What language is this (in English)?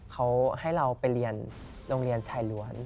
Thai